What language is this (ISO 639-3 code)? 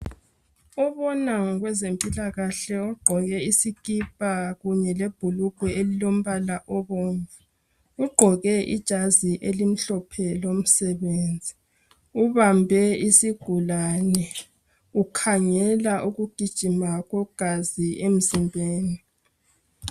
nde